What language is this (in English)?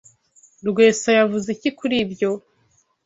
Kinyarwanda